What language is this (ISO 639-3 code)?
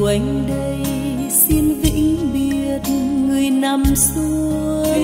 vie